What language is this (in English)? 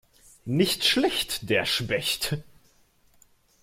German